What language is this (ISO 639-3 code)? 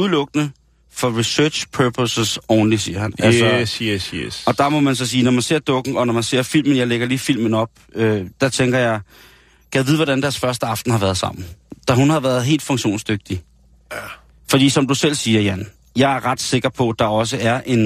dan